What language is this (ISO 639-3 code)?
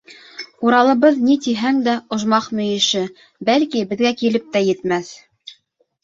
bak